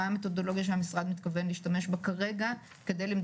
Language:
Hebrew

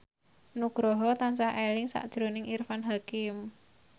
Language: Javanese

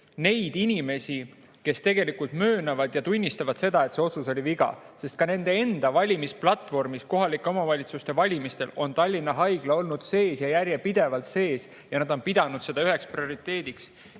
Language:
Estonian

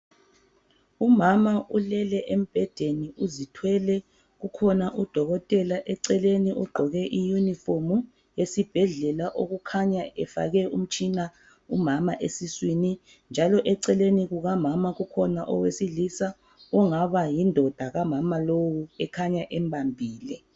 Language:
North Ndebele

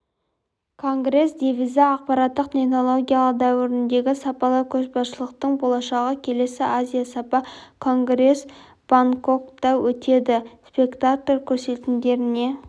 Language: Kazakh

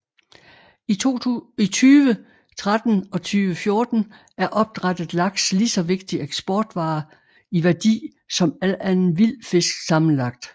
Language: Danish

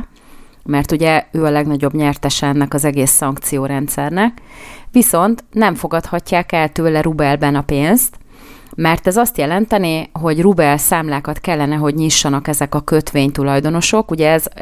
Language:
Hungarian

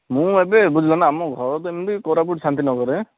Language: Odia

